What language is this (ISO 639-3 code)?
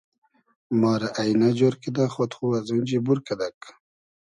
haz